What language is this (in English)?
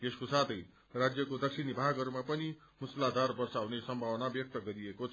Nepali